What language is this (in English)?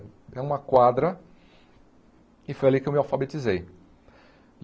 Portuguese